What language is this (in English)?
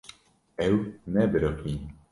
Kurdish